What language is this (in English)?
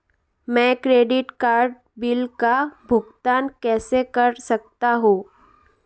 Hindi